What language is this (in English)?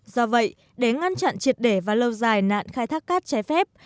Vietnamese